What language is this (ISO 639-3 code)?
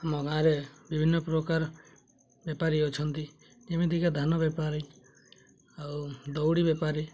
ori